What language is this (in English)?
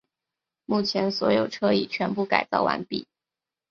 Chinese